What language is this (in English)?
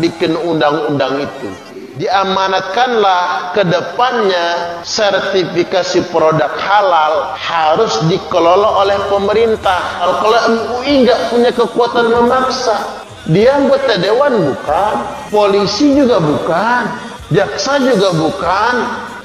Indonesian